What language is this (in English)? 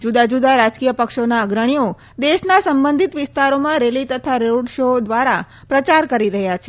Gujarati